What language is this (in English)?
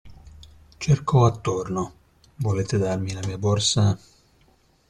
Italian